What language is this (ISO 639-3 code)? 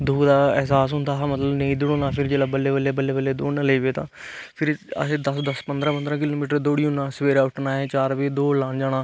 doi